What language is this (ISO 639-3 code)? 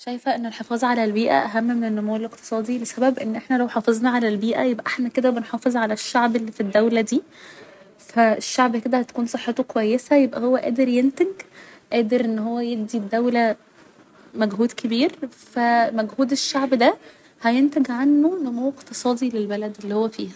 arz